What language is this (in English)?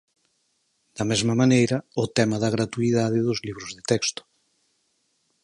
Galician